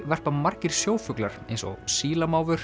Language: Icelandic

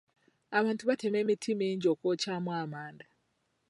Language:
Ganda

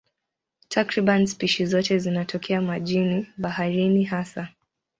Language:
Swahili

